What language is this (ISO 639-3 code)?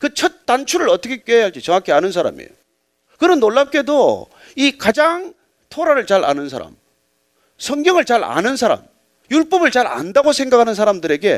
kor